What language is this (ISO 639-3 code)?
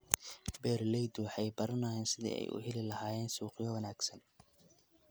som